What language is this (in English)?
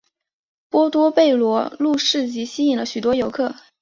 Chinese